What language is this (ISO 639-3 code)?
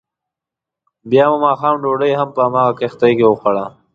pus